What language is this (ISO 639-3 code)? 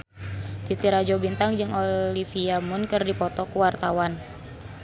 sun